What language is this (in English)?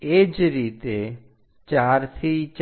Gujarati